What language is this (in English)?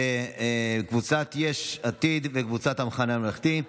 Hebrew